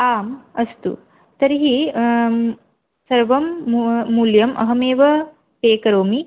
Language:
Sanskrit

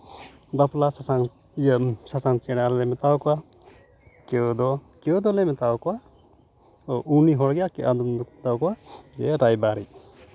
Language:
Santali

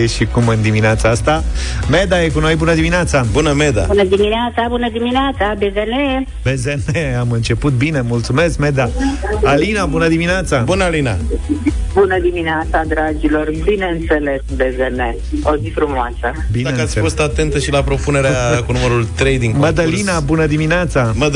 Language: Romanian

